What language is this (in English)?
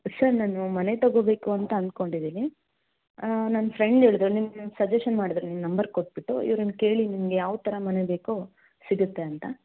Kannada